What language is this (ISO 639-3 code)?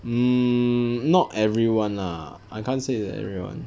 eng